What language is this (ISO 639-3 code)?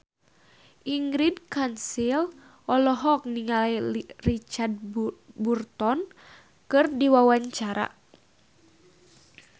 sun